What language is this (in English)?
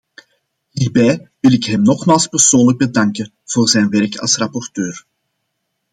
Dutch